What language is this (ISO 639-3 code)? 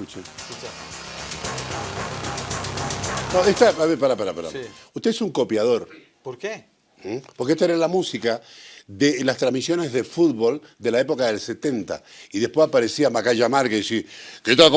spa